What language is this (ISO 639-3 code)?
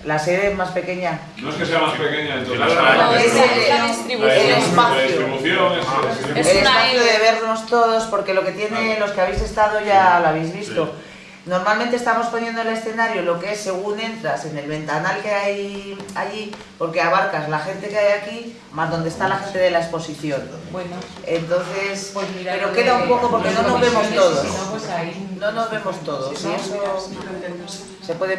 spa